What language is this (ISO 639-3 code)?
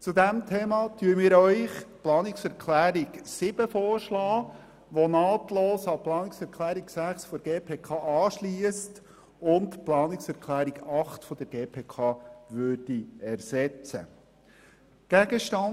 gsw